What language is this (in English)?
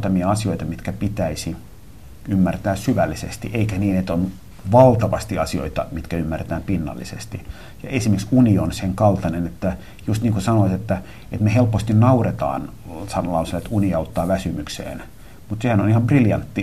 Finnish